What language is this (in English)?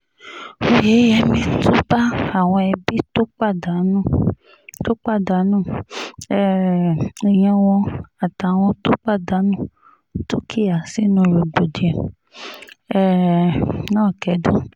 Yoruba